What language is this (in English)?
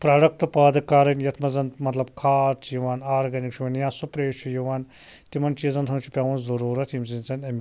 Kashmiri